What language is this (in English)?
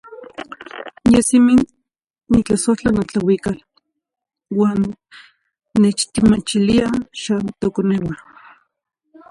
Zacatlán-Ahuacatlán-Tepetzintla Nahuatl